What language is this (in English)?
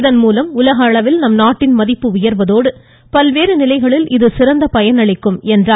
Tamil